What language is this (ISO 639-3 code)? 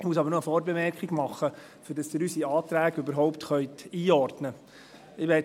gsw